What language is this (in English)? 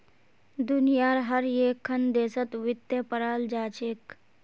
Magahi